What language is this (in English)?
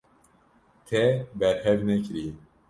Kurdish